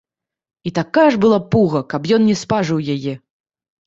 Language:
Belarusian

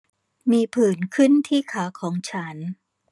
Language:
Thai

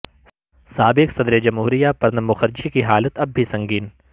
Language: Urdu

